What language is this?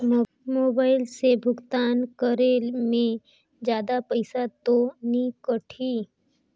Chhattisgarhi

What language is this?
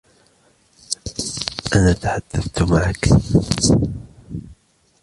Arabic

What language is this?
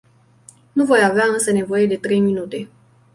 Romanian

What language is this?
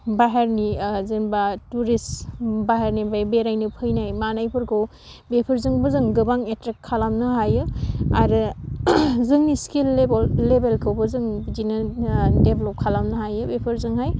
Bodo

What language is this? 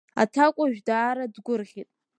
Abkhazian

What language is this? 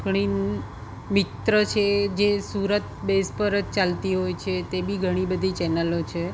Gujarati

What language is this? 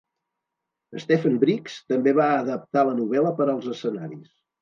Catalan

